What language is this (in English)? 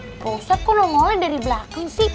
Indonesian